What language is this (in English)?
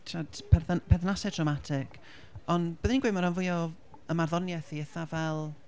Welsh